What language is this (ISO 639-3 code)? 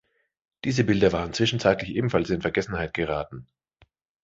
deu